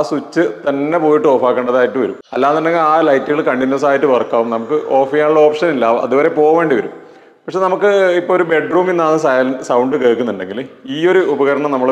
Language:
Malayalam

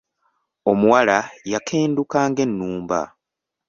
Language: Ganda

